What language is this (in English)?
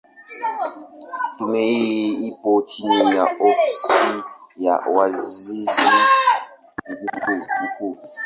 Swahili